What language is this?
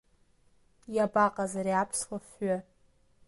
Abkhazian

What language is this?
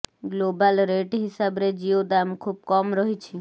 Odia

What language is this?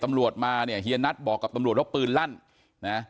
Thai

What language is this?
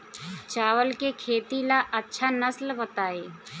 Bhojpuri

